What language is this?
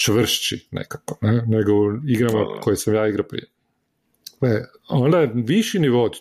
Croatian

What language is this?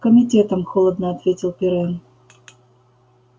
Russian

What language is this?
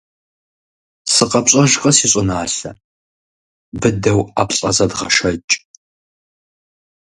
Kabardian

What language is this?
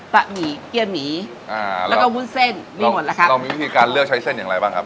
Thai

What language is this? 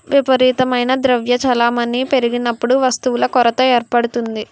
Telugu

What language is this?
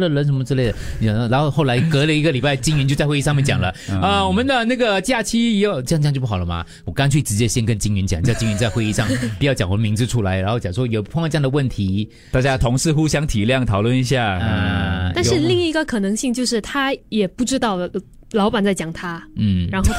Chinese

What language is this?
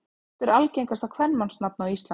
Icelandic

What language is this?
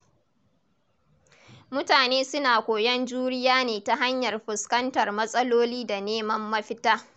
Hausa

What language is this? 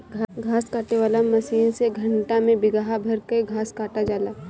Bhojpuri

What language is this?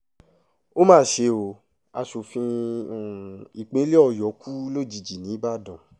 Yoruba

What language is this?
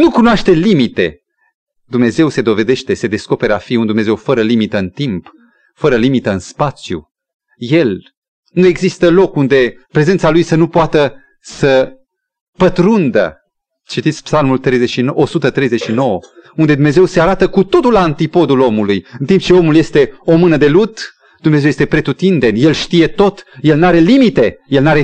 Romanian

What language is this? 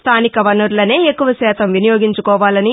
Telugu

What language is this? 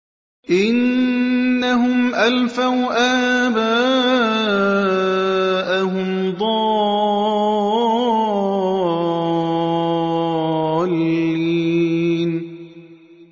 Arabic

